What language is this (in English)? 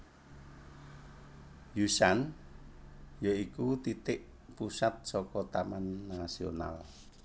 Javanese